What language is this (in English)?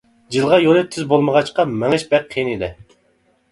Uyghur